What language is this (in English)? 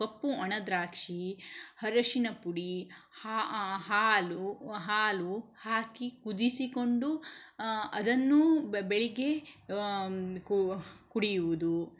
Kannada